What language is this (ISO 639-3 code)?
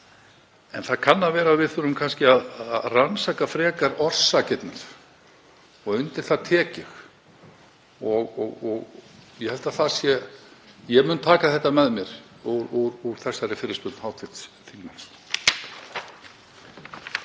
isl